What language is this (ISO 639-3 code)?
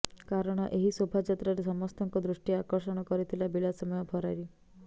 ori